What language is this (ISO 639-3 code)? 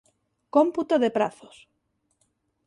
glg